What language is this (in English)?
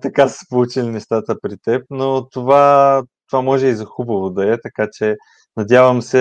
Bulgarian